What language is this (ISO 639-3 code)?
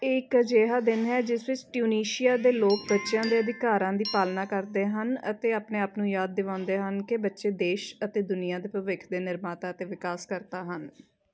pan